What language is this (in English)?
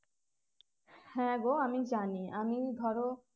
Bangla